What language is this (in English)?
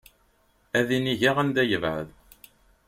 Kabyle